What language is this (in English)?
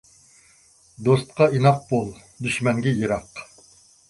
Uyghur